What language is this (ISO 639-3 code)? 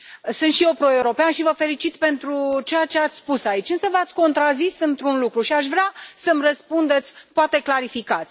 ron